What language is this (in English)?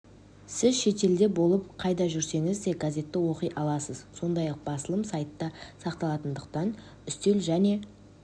Kazakh